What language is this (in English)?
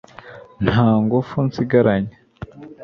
Kinyarwanda